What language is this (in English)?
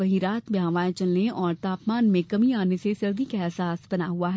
Hindi